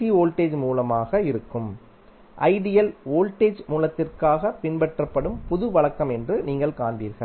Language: Tamil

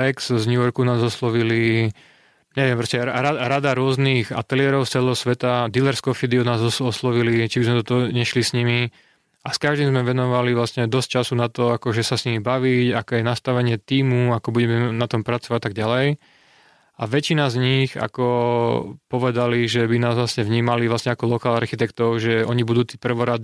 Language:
Slovak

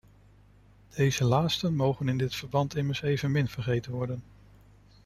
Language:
Dutch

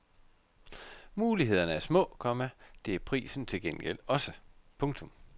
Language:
Danish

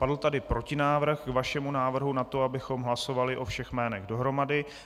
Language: Czech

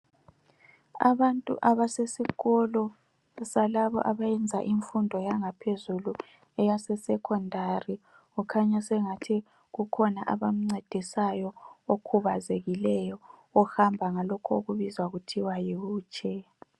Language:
North Ndebele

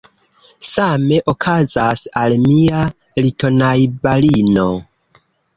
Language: Esperanto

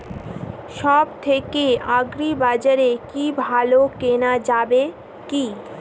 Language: Bangla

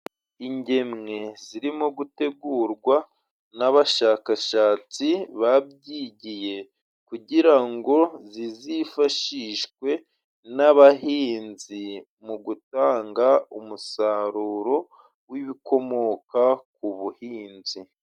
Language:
Kinyarwanda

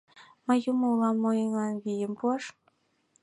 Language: Mari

